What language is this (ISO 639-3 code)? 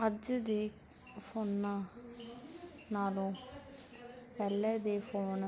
pan